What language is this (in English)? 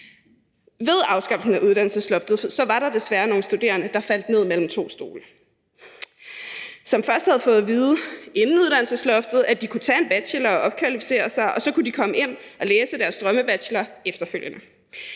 Danish